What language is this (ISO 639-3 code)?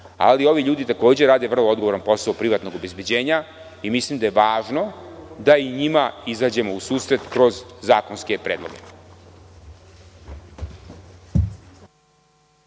srp